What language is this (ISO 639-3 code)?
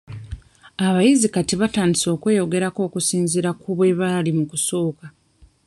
lug